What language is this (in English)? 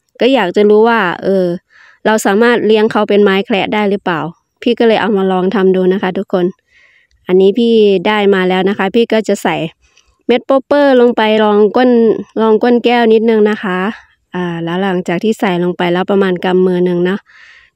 Thai